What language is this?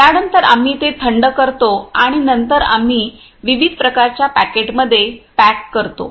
Marathi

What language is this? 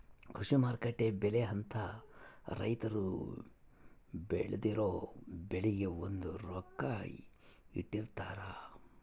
Kannada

